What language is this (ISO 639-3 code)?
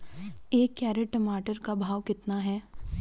hin